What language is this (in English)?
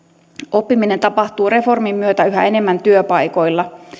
Finnish